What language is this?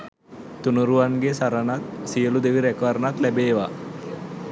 Sinhala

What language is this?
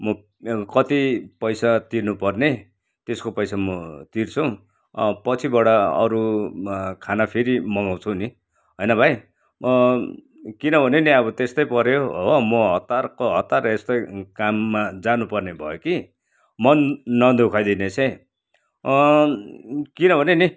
Nepali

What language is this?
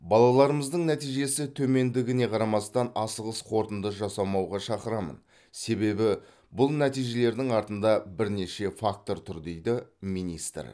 Kazakh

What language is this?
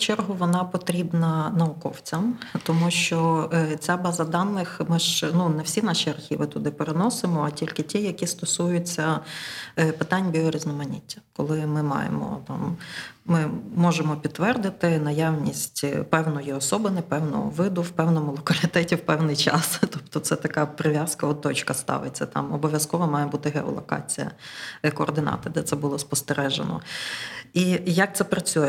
Ukrainian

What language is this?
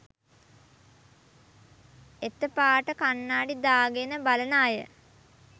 Sinhala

